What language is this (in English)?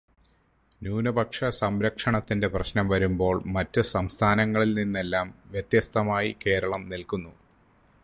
Malayalam